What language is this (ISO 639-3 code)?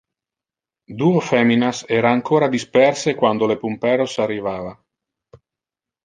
ina